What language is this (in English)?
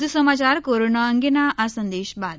Gujarati